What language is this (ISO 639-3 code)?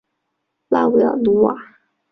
zho